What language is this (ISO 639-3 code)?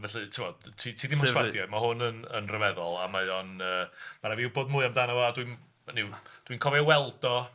cym